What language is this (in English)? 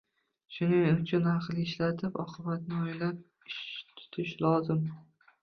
Uzbek